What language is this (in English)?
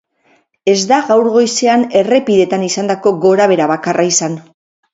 Basque